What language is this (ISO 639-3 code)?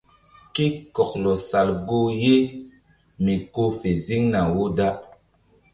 mdd